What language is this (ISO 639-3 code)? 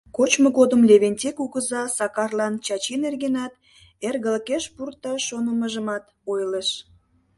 chm